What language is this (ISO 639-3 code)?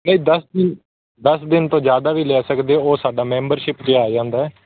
pan